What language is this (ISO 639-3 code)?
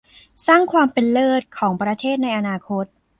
tha